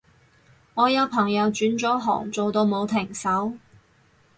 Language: Cantonese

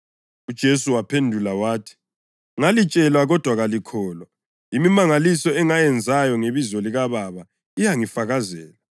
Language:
North Ndebele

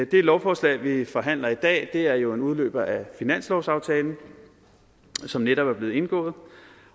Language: Danish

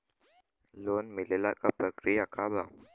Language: Bhojpuri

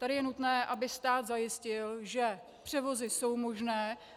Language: Czech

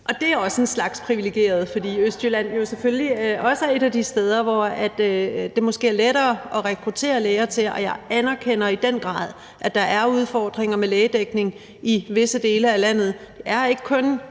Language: Danish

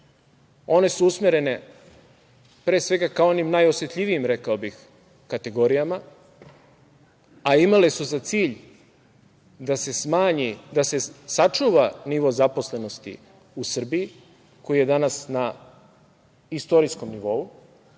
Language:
Serbian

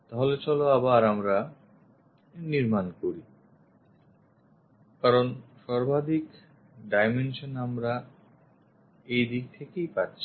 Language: Bangla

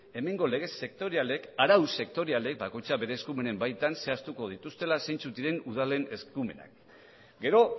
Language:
Basque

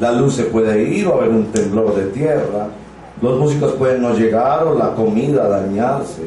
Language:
Spanish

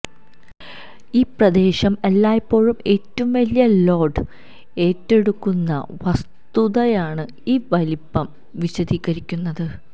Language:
Malayalam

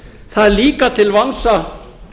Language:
Icelandic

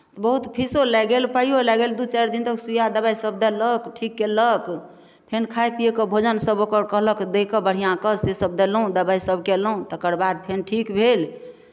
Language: Maithili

